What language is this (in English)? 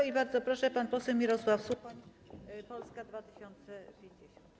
Polish